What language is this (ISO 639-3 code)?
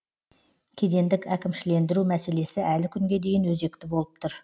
kaz